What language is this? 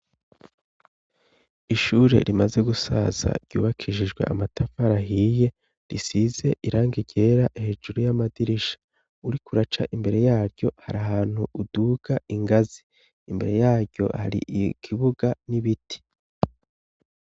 Rundi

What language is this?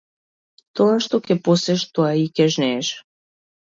Macedonian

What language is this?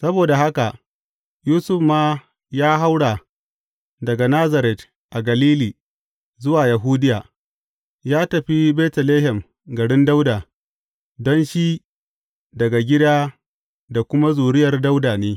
Hausa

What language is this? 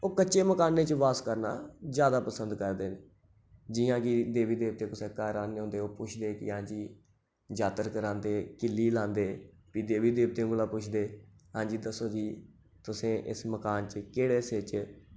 Dogri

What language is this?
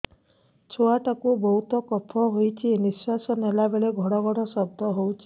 Odia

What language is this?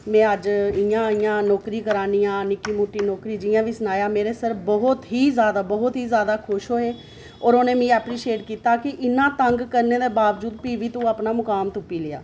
Dogri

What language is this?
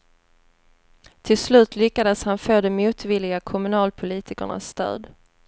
Swedish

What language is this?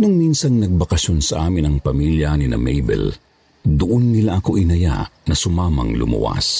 Filipino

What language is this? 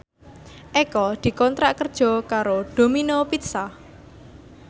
Javanese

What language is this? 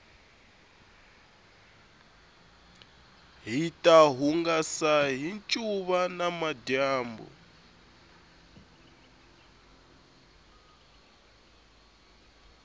Tsonga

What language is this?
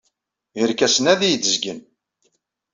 Kabyle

